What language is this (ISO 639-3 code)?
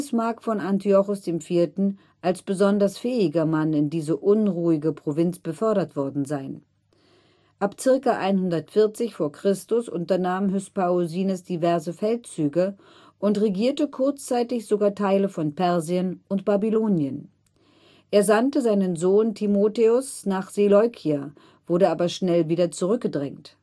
deu